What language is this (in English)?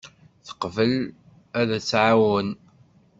Kabyle